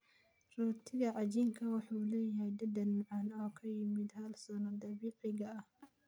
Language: Somali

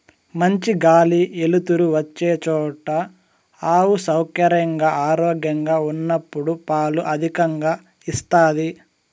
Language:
Telugu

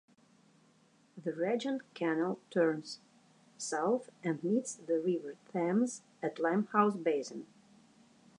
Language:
English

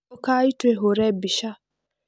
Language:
Kikuyu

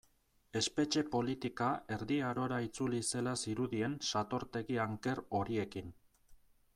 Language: Basque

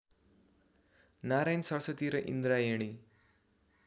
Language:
Nepali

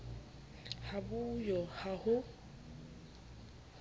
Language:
Southern Sotho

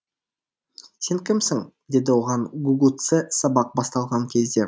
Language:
Kazakh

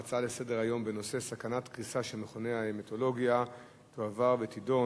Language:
Hebrew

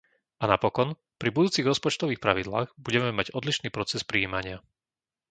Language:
Slovak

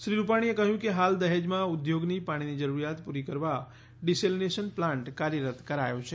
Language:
Gujarati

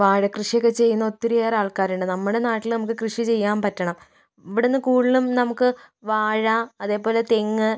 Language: Malayalam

